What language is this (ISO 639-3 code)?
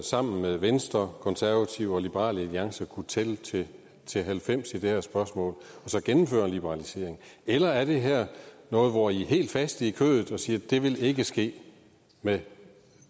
dan